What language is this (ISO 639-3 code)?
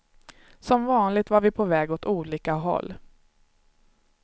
swe